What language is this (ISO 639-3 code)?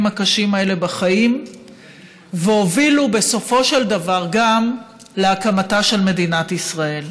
heb